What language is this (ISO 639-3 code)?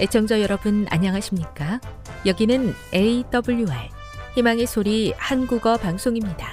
kor